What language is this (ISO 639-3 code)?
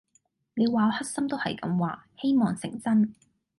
yue